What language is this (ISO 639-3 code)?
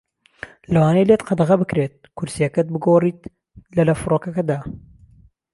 ckb